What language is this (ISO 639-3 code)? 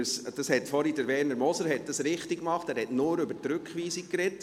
gsw